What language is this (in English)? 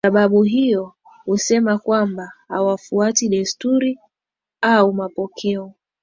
Swahili